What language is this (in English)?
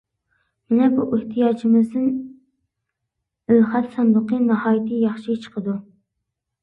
Uyghur